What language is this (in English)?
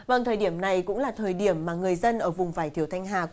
Vietnamese